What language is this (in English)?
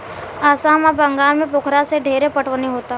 Bhojpuri